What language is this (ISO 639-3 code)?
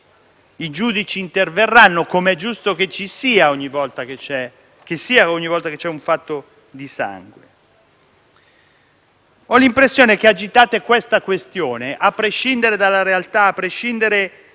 ita